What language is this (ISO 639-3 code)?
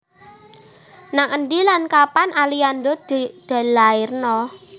jav